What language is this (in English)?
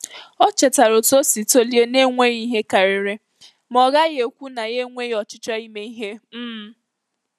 Igbo